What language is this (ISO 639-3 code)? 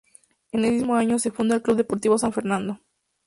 spa